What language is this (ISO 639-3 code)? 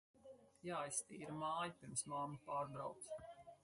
lav